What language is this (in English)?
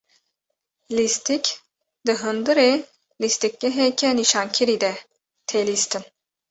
Kurdish